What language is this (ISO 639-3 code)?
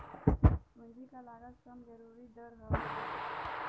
bho